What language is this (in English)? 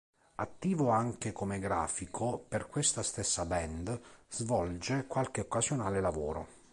Italian